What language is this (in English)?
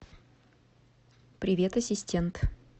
Russian